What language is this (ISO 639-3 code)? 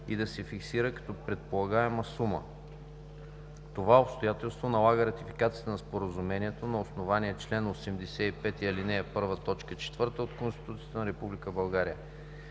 bul